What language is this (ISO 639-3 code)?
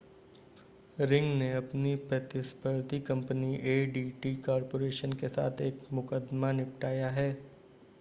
hin